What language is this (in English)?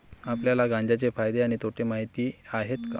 Marathi